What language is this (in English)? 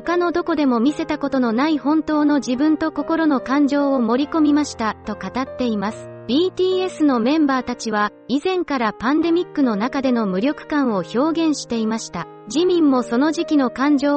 Japanese